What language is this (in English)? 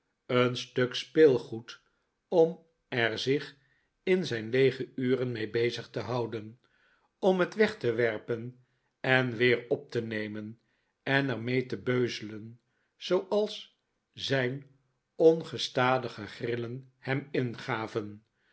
Dutch